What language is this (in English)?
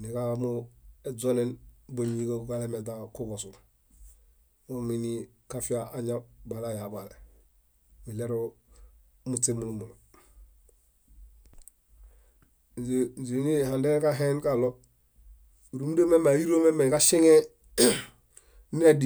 Bayot